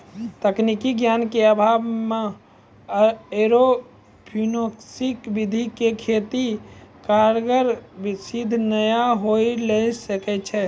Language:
Maithili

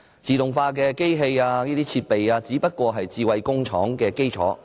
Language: Cantonese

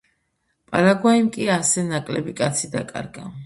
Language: Georgian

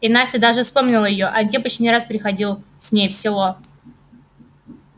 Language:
Russian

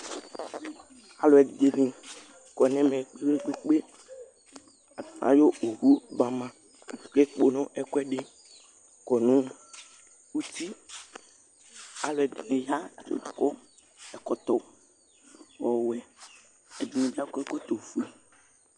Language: Ikposo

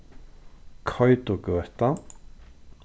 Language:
Faroese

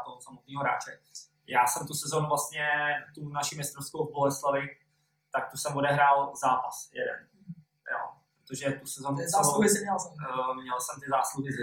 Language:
Czech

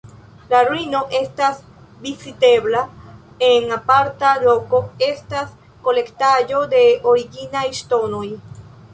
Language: Esperanto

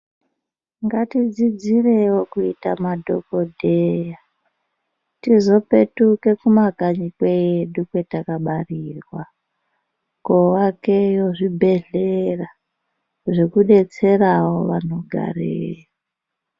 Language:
Ndau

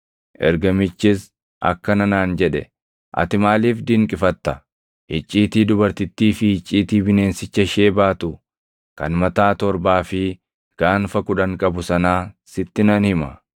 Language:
Oromo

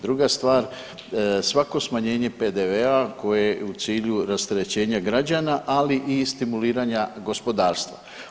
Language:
Croatian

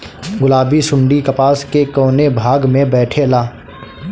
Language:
Bhojpuri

